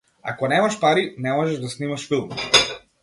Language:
Macedonian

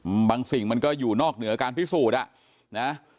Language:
Thai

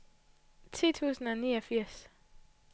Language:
Danish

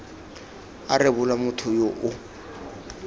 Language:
Tswana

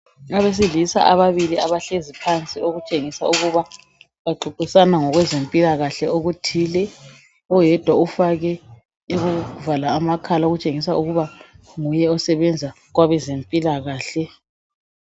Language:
North Ndebele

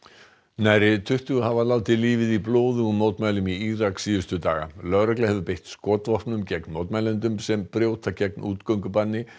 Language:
Icelandic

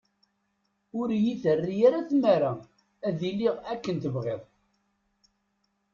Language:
Kabyle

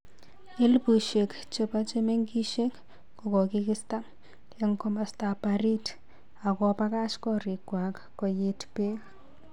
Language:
Kalenjin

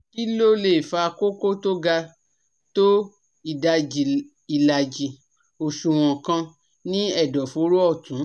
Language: Yoruba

